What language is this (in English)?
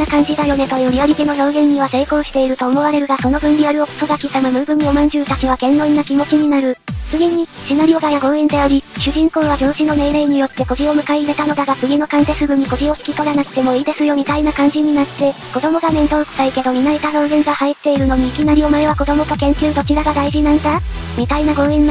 Japanese